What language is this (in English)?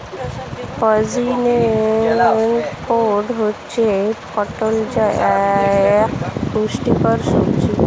Bangla